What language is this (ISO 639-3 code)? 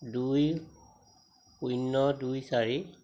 asm